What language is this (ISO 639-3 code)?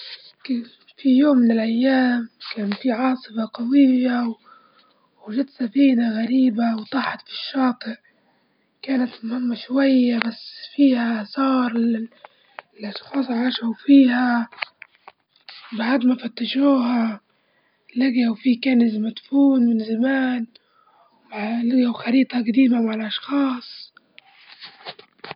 ayl